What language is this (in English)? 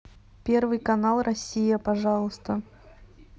Russian